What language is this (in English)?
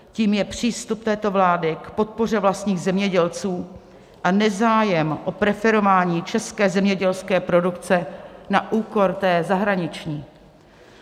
Czech